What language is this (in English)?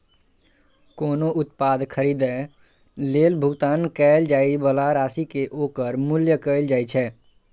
Maithili